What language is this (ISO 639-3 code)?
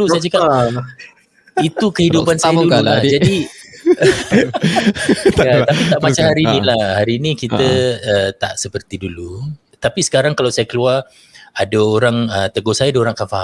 msa